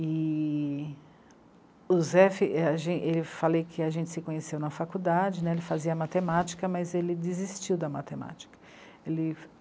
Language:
Portuguese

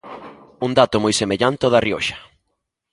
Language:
Galician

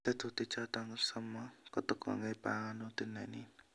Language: Kalenjin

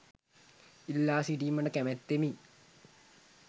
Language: Sinhala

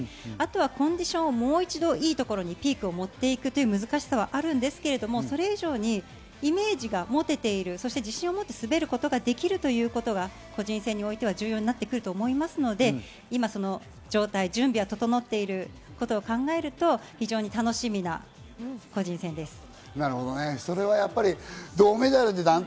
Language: Japanese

